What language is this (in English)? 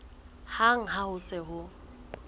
Southern Sotho